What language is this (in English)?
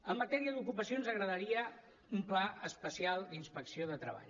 Catalan